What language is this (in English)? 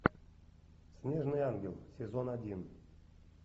Russian